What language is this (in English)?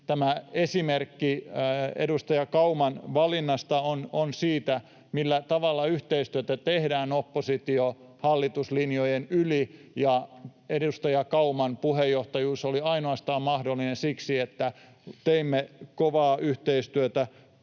Finnish